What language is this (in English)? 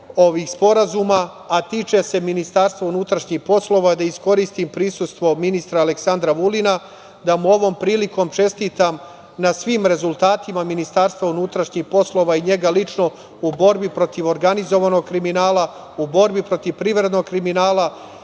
Serbian